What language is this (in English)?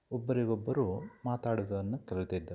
Kannada